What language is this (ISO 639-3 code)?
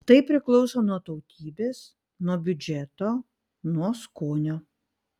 lit